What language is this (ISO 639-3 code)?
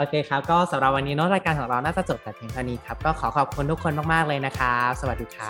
tha